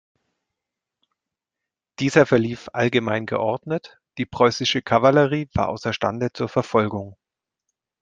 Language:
German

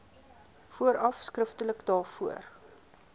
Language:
Afrikaans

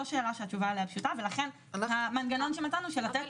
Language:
Hebrew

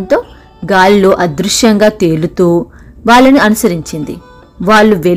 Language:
Telugu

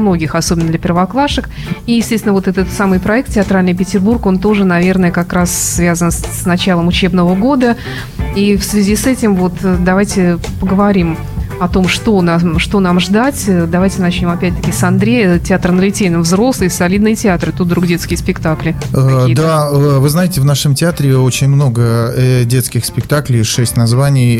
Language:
Russian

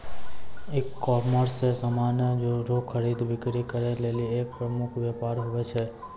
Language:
Maithili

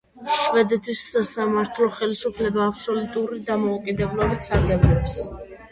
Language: Georgian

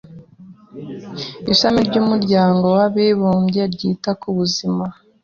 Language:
Kinyarwanda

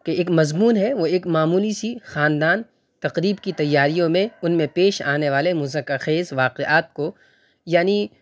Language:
Urdu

